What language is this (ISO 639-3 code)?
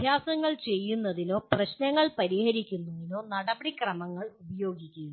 mal